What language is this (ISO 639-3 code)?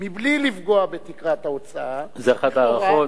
heb